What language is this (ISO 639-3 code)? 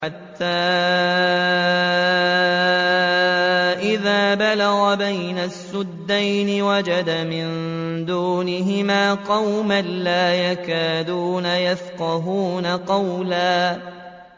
ara